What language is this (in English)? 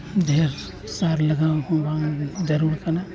Santali